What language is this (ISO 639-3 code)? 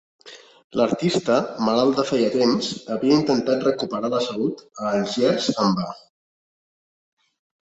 cat